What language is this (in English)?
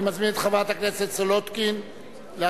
Hebrew